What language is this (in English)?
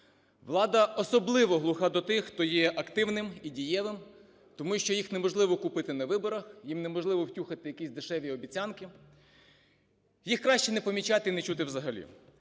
Ukrainian